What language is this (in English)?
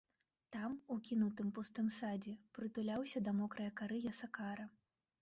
Belarusian